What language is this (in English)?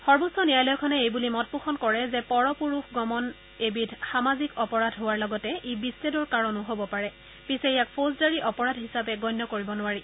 Assamese